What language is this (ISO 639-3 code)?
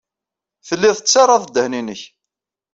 kab